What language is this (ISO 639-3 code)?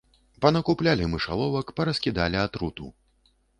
bel